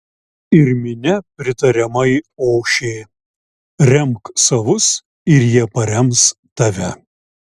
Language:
Lithuanian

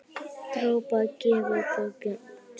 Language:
Icelandic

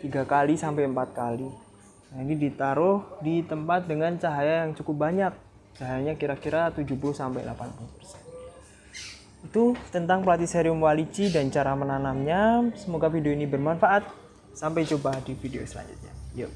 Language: Indonesian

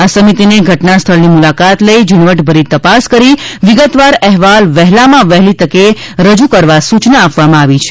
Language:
Gujarati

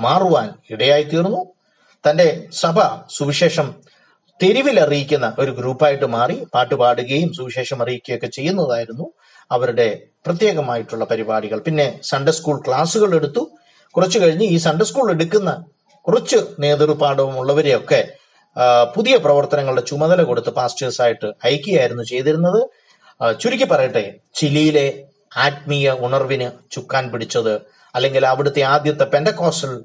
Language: Malayalam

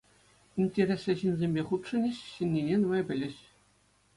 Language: Chuvash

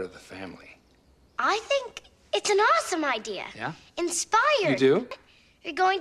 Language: Korean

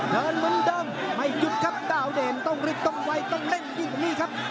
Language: Thai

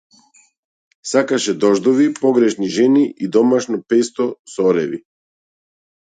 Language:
Macedonian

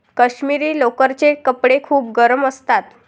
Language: Marathi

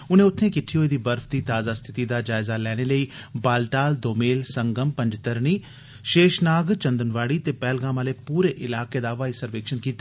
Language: Dogri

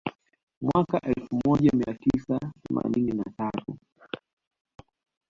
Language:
Swahili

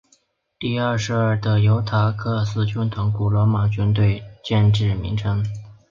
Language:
Chinese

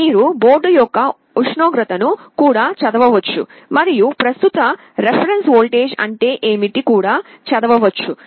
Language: Telugu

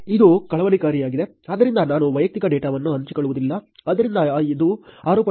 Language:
Kannada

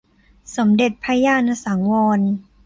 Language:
Thai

